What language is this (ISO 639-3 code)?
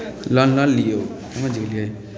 mai